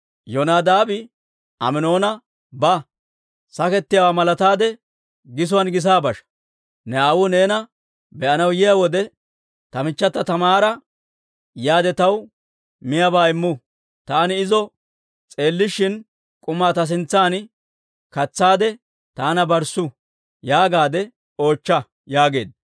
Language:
Dawro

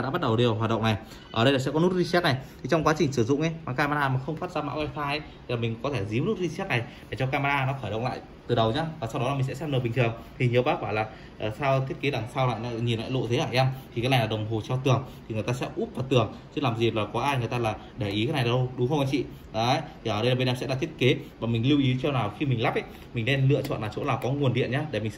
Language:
Vietnamese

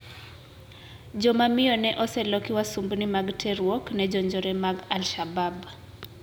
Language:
Luo (Kenya and Tanzania)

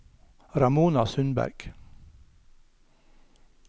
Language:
Norwegian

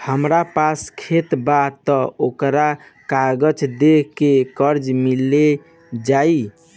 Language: Bhojpuri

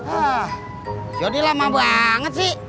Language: Indonesian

